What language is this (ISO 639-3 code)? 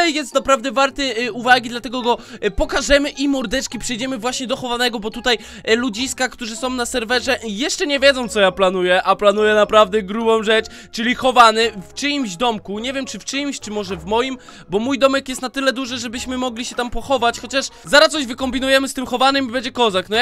pol